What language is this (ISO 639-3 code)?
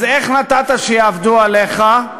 heb